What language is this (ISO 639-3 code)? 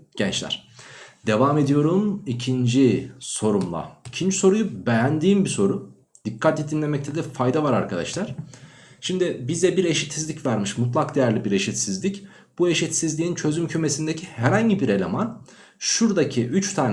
tur